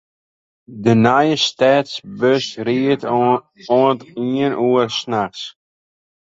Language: Western Frisian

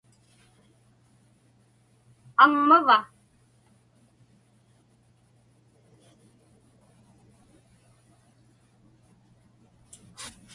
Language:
Inupiaq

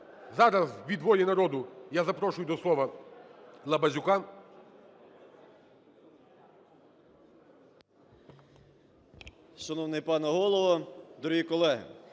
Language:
Ukrainian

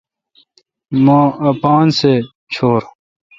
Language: Kalkoti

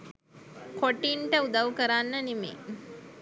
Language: Sinhala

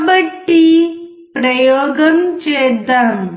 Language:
Telugu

